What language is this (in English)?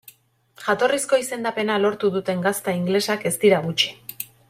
Basque